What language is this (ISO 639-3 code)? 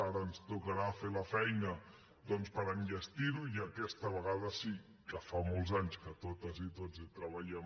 cat